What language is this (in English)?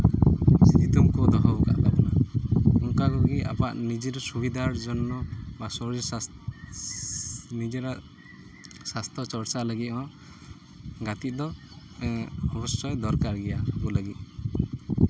Santali